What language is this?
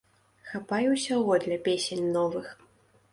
Belarusian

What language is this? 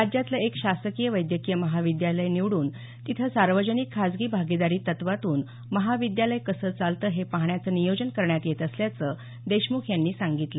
Marathi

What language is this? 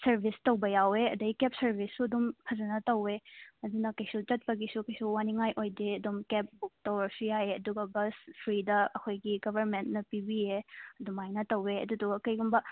Manipuri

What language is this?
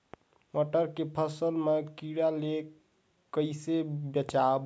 Chhattisgarhi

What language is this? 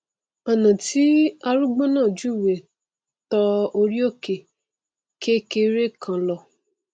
Yoruba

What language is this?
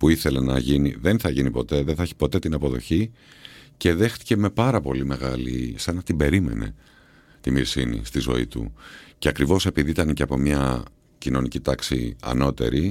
Greek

